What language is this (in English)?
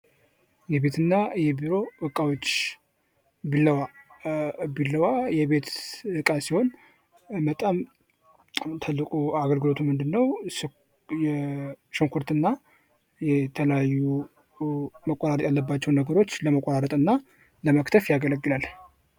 Amharic